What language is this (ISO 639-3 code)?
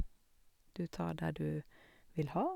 nor